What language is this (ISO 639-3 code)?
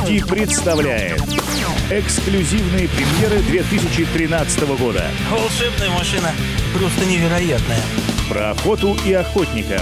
rus